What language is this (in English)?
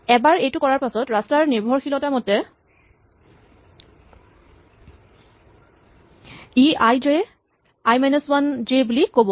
Assamese